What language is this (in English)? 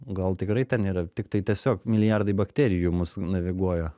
Lithuanian